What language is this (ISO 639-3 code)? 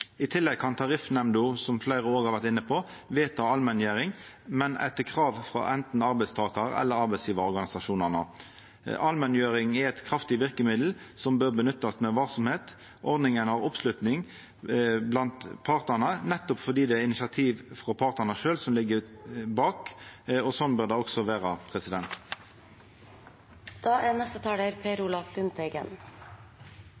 nno